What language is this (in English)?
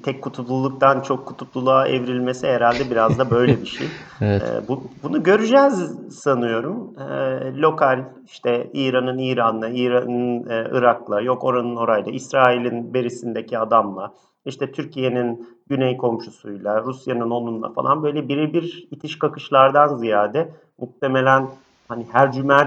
Turkish